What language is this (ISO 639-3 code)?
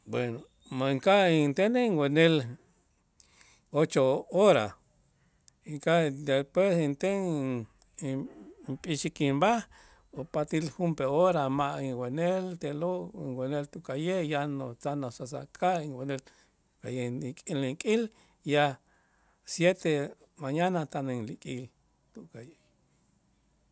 itz